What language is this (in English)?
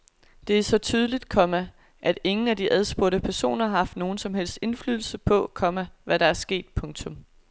Danish